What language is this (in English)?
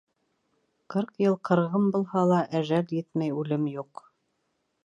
Bashkir